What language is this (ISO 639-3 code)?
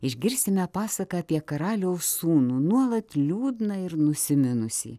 lit